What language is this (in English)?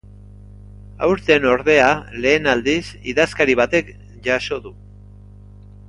Basque